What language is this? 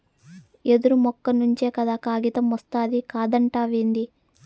Telugu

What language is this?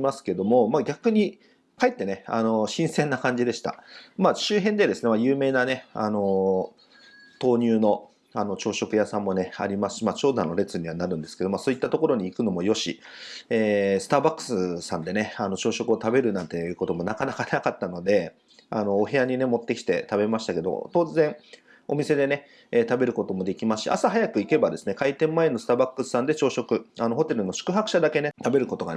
Japanese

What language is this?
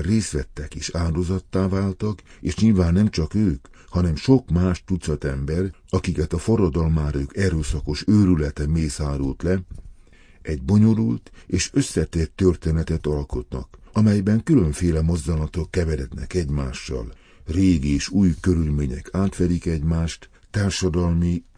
Hungarian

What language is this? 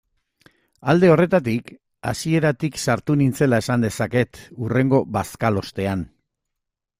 Basque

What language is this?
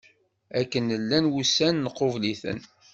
Kabyle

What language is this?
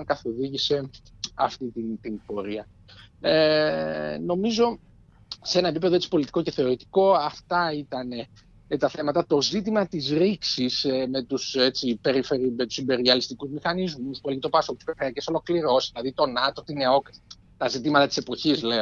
Greek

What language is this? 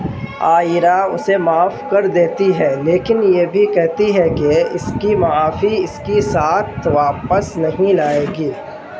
Urdu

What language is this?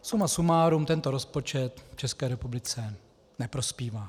Czech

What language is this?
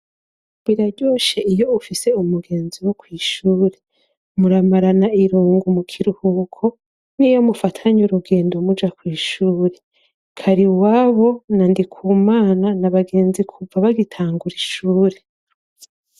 Rundi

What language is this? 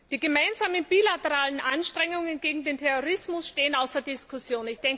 German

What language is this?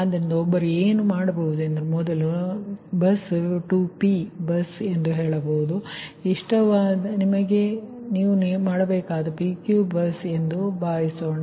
Kannada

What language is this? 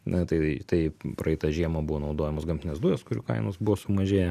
Lithuanian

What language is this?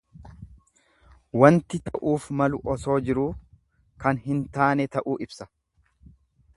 Oromo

